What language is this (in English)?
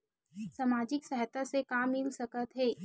Chhattisgarhi